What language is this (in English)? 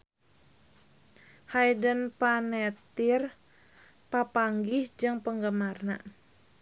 Sundanese